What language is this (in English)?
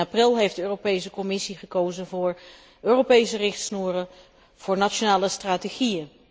Dutch